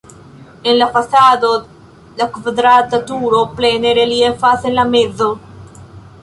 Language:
Esperanto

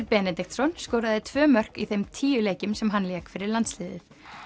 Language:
Icelandic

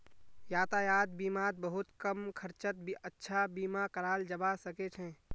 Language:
Magahi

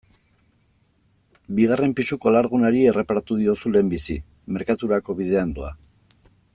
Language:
Basque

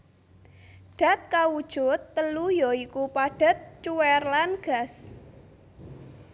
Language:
Javanese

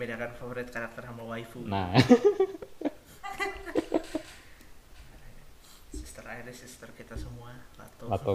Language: Indonesian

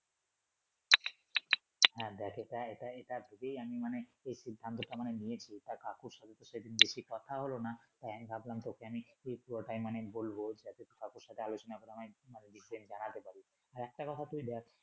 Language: Bangla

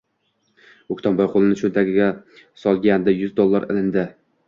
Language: Uzbek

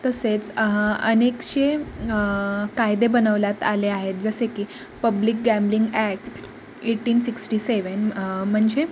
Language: Marathi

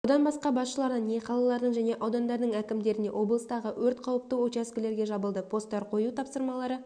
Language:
Kazakh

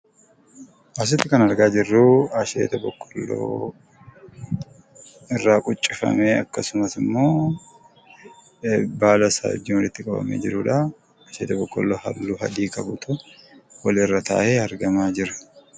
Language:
Oromo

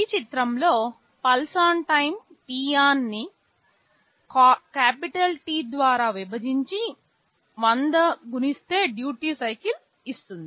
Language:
Telugu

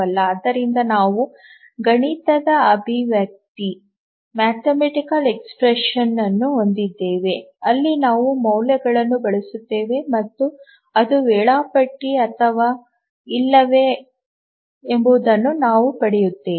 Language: Kannada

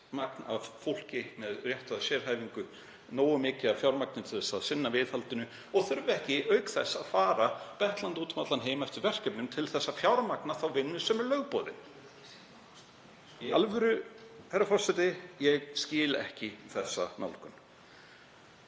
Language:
Icelandic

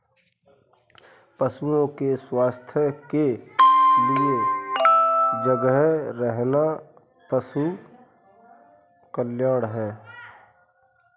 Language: Hindi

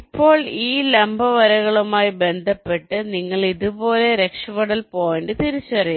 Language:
Malayalam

